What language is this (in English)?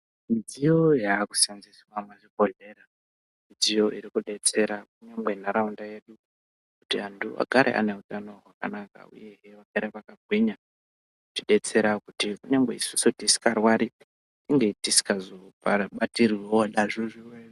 Ndau